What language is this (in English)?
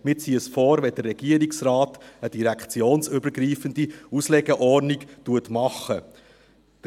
Swiss German